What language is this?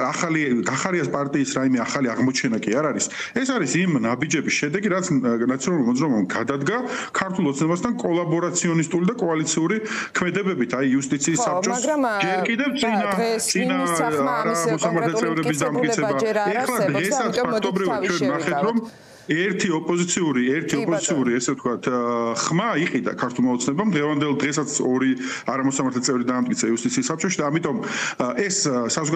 Russian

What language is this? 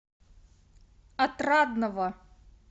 Russian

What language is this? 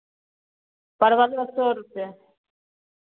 Maithili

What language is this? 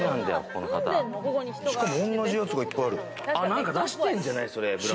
Japanese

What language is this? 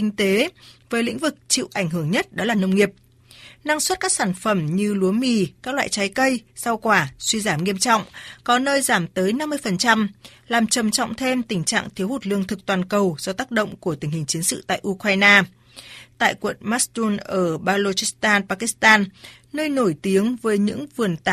Vietnamese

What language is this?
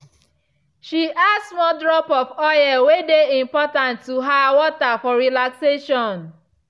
Nigerian Pidgin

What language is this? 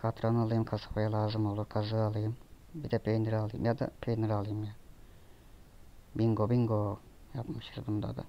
Turkish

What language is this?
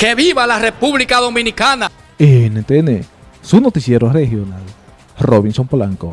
Spanish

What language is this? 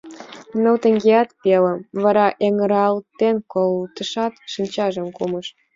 Mari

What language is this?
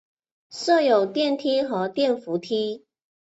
Chinese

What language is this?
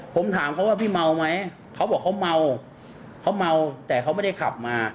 Thai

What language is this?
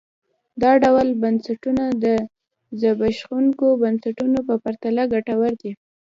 Pashto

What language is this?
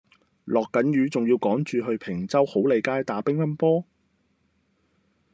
Cantonese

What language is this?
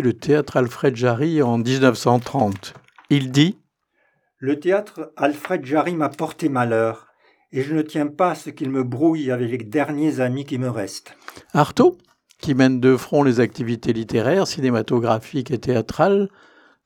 French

